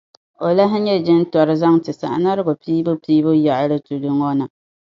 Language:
Dagbani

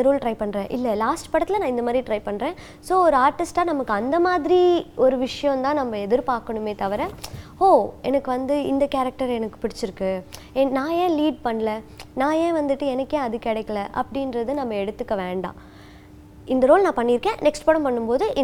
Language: Tamil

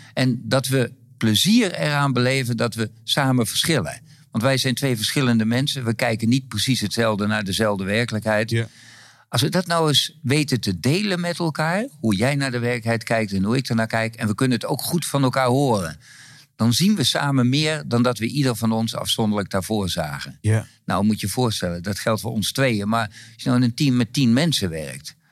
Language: Dutch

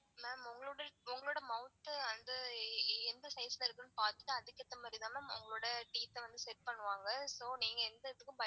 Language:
Tamil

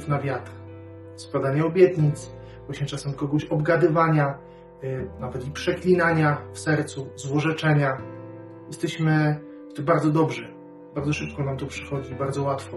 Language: Polish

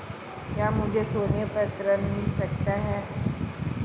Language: Hindi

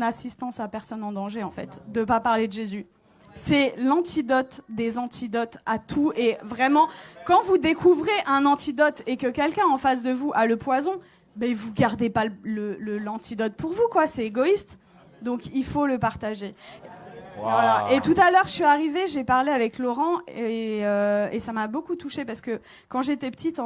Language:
French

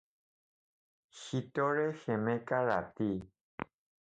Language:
Assamese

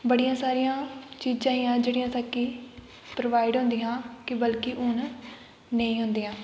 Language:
Dogri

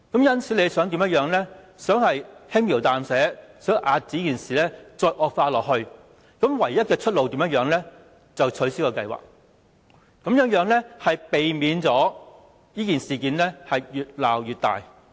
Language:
Cantonese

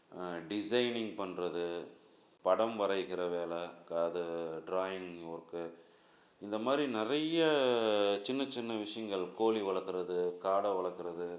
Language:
Tamil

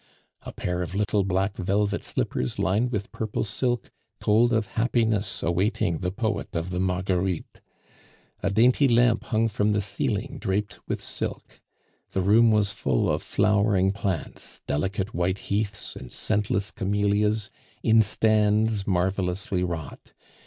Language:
English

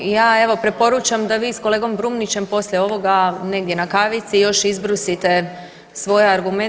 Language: Croatian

